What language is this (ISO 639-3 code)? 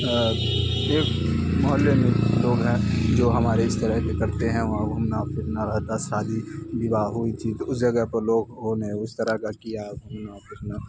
urd